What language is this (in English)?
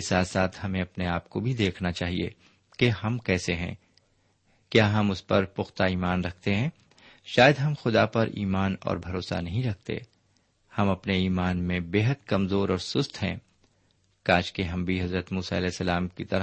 Urdu